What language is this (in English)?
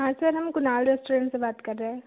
Hindi